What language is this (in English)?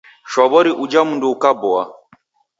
Taita